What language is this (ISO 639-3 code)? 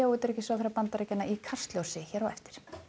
isl